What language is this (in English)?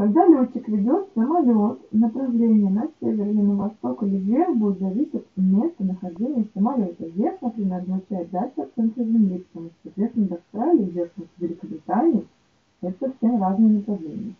Russian